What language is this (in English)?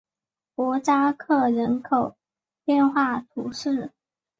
Chinese